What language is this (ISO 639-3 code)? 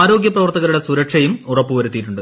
mal